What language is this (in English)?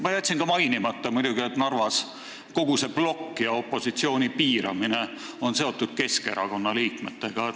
Estonian